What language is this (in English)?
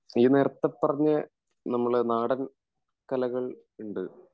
Malayalam